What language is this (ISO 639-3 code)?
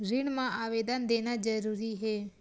hne